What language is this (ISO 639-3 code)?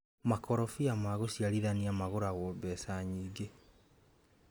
kik